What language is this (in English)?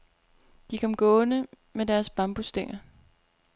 Danish